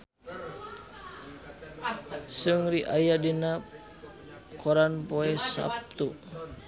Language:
Sundanese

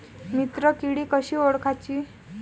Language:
Marathi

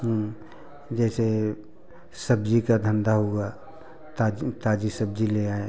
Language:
Hindi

